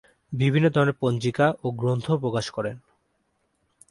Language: Bangla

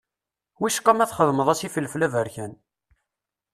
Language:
Kabyle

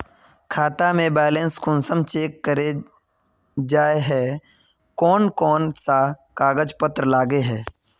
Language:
Magahi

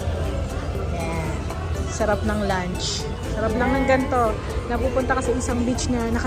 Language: Filipino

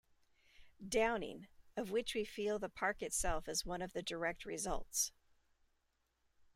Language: English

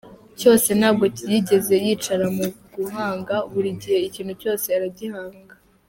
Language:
Kinyarwanda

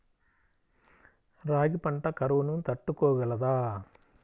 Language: Telugu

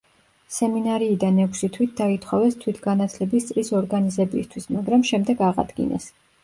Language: Georgian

